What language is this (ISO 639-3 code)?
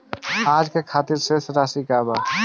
bho